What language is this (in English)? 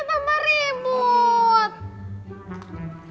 Indonesian